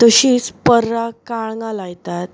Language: Konkani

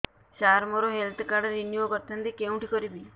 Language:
Odia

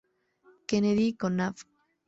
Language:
Spanish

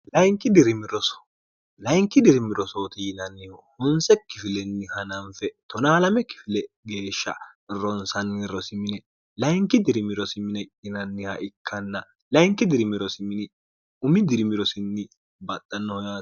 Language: Sidamo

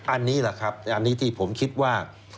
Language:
Thai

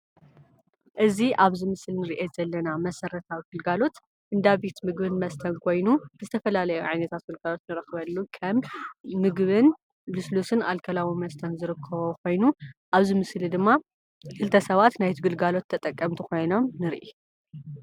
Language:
Tigrinya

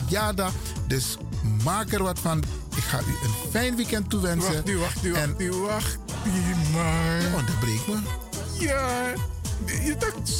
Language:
Dutch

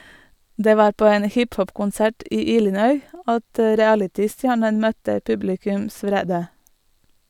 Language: Norwegian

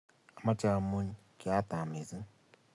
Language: Kalenjin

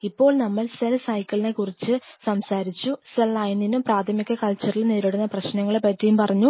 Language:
Malayalam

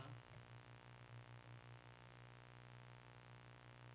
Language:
Swedish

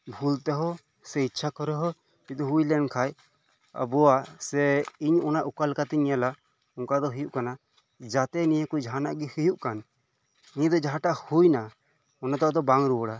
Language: Santali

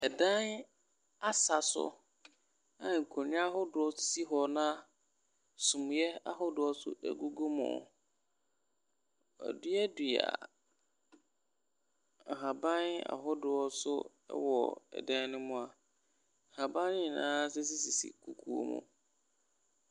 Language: Akan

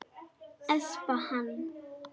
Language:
Icelandic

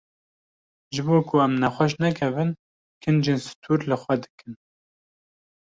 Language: Kurdish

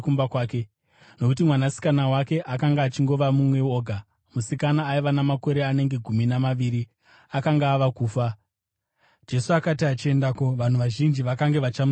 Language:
Shona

